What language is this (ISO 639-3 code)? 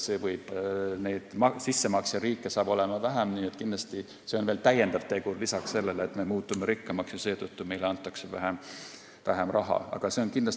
est